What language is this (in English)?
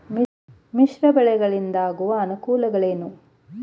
Kannada